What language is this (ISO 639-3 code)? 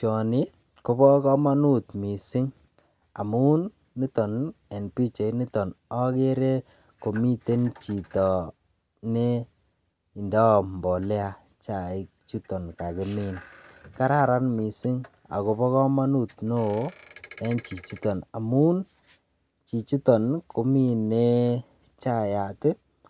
kln